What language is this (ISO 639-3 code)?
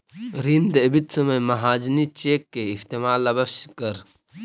mag